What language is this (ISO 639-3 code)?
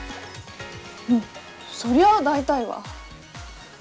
jpn